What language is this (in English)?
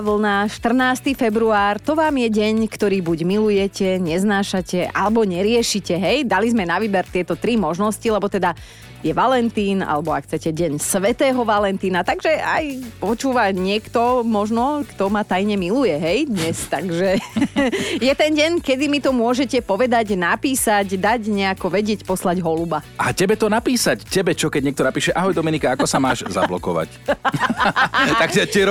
Slovak